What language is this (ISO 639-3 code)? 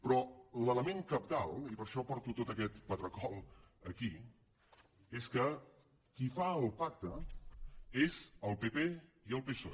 cat